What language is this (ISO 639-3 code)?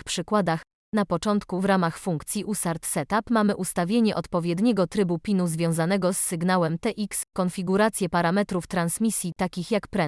pol